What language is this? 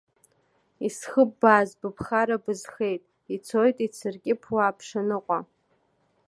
Abkhazian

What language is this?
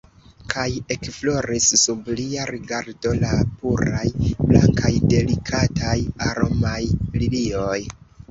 Esperanto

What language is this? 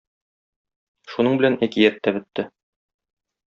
Tatar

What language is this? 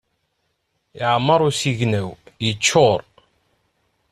Kabyle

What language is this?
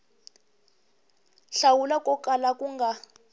Tsonga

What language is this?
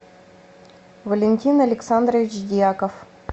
Russian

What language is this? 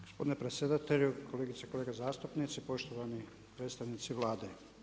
Croatian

